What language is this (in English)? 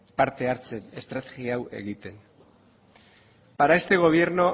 Basque